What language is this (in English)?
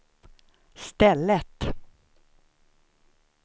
Swedish